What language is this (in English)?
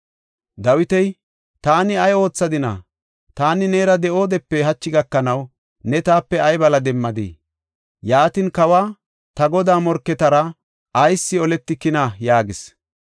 Gofa